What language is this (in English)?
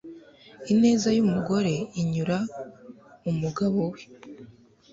Kinyarwanda